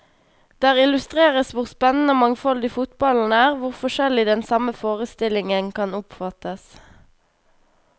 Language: Norwegian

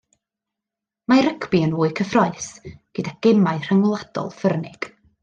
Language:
Welsh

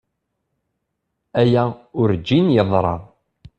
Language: Kabyle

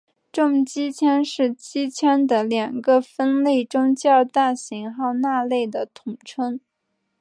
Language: Chinese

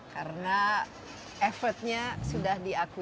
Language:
Indonesian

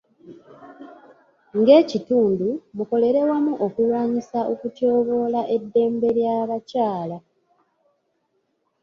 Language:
Ganda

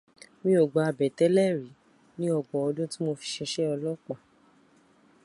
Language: Yoruba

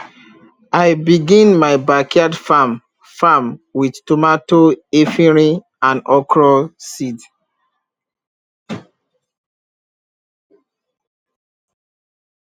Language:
Nigerian Pidgin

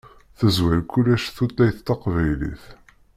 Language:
Kabyle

